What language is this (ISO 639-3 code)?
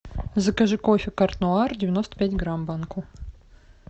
rus